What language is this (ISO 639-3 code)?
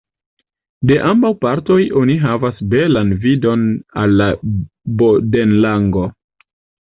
epo